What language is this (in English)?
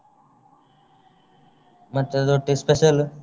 Kannada